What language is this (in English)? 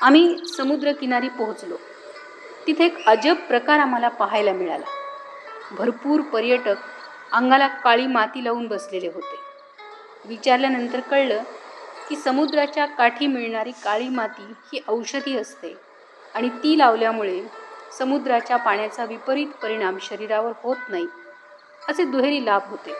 Marathi